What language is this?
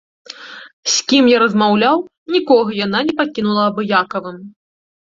Belarusian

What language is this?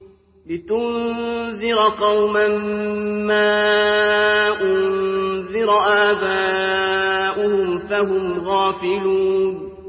Arabic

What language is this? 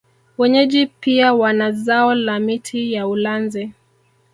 Swahili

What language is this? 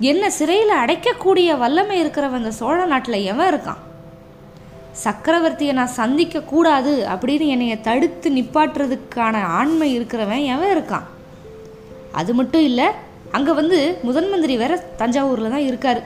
Tamil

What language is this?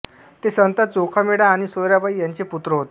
Marathi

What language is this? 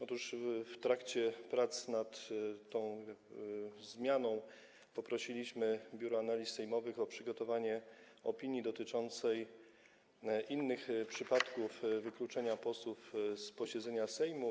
Polish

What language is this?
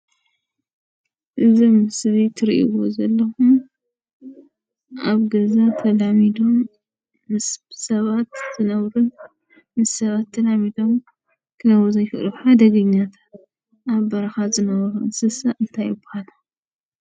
Tigrinya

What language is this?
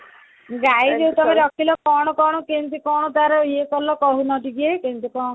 Odia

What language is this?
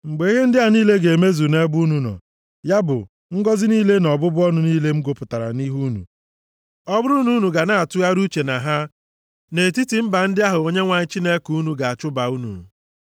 Igbo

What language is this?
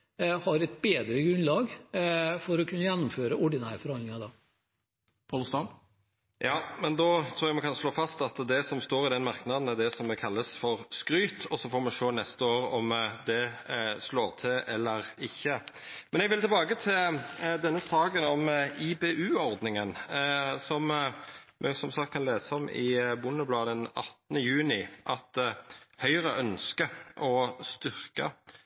Norwegian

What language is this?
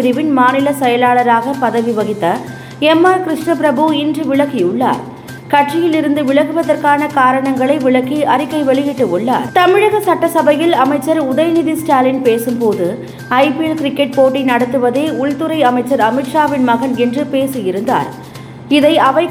Tamil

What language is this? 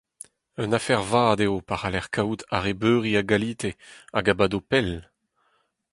Breton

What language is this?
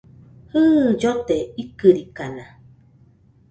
Nüpode Huitoto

